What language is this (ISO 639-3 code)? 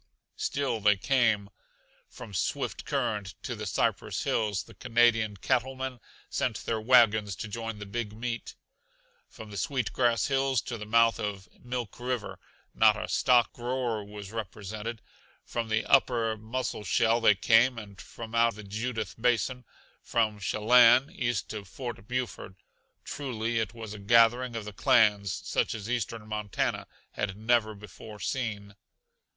eng